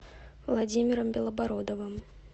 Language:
Russian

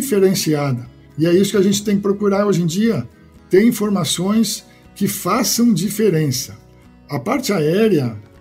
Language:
Portuguese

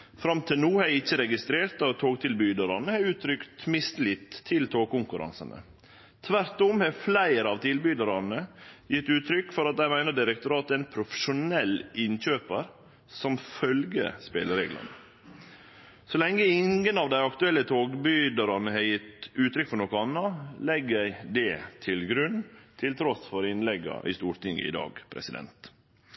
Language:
Norwegian Nynorsk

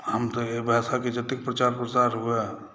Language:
Maithili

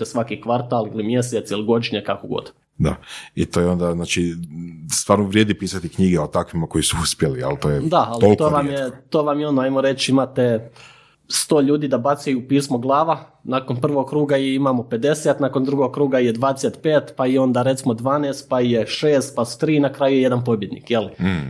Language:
Croatian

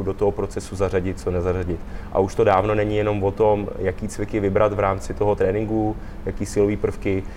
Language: Czech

